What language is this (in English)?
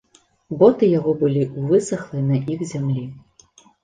Belarusian